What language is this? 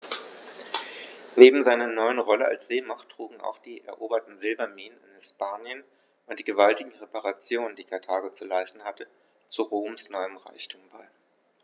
German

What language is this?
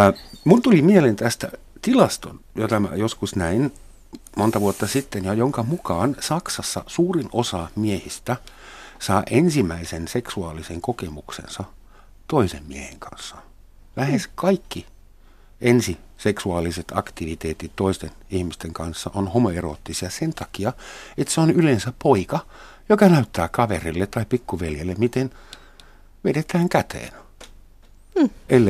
Finnish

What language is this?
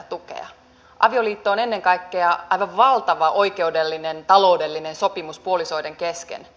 Finnish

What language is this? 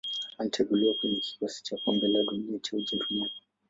Swahili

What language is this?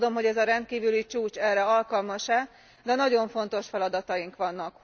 Hungarian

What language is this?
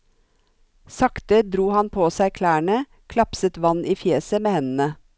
Norwegian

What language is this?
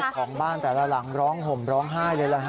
Thai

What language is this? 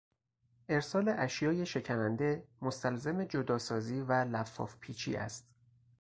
Persian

